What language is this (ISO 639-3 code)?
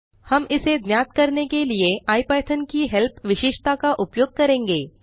hin